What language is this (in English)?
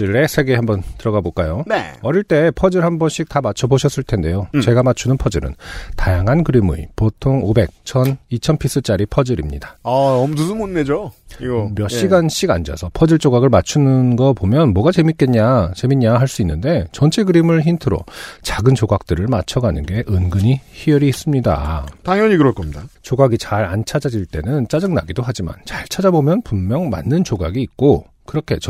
Korean